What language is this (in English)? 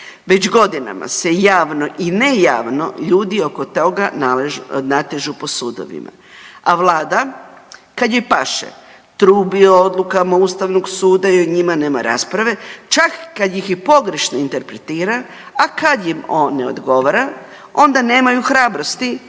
Croatian